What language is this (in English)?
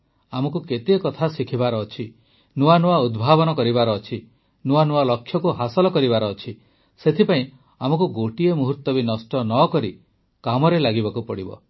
Odia